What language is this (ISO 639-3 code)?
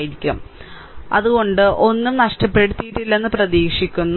mal